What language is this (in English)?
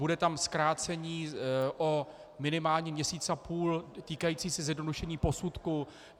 Czech